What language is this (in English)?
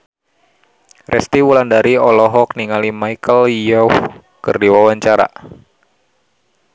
Sundanese